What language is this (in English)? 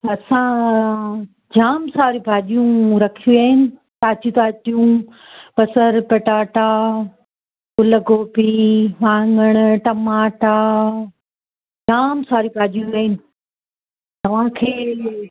Sindhi